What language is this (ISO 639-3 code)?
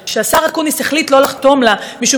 heb